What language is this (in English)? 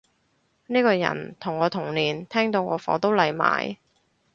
Cantonese